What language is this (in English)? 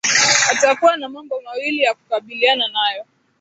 Swahili